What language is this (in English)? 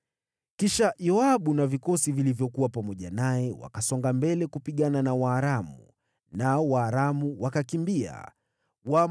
Swahili